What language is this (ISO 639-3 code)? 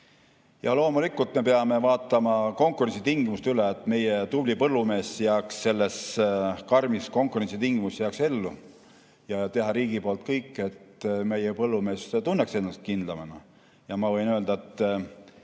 est